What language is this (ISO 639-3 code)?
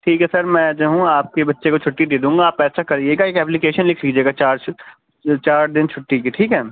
urd